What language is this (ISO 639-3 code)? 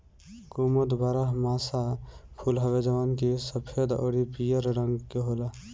bho